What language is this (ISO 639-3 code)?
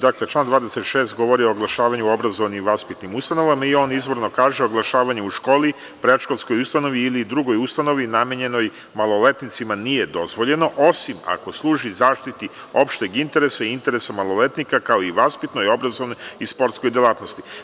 srp